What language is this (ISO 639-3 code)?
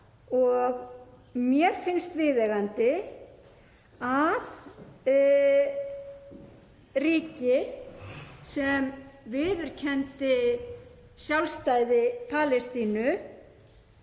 isl